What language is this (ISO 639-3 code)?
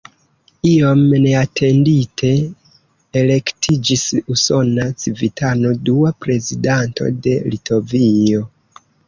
epo